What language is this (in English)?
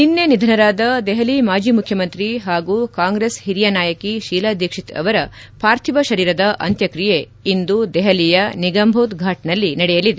Kannada